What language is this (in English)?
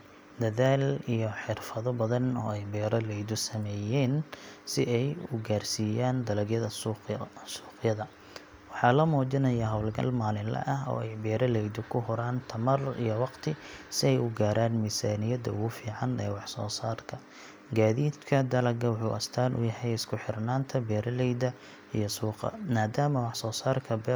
Somali